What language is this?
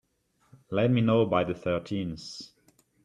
English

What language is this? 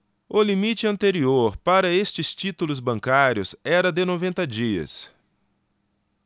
Portuguese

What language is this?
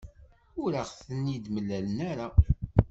Kabyle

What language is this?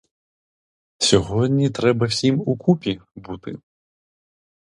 Ukrainian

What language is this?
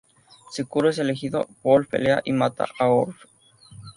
Spanish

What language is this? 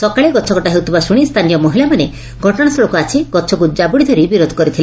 Odia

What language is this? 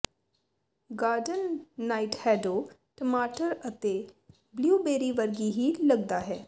Punjabi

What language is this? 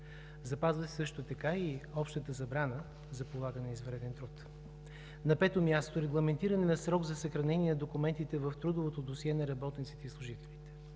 Bulgarian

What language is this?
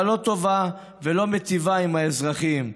Hebrew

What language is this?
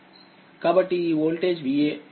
Telugu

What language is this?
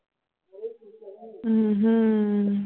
Punjabi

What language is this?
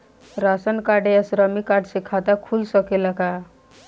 Bhojpuri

